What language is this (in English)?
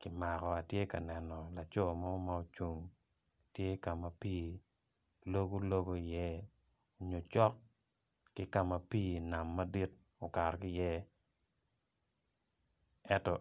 Acoli